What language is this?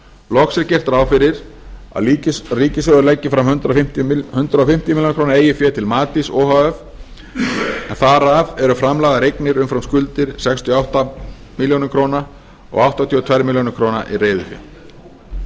Icelandic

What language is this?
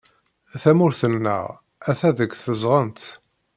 Kabyle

